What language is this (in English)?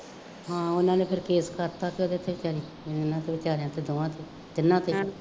Punjabi